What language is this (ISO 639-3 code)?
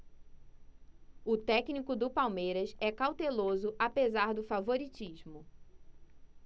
por